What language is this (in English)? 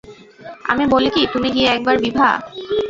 Bangla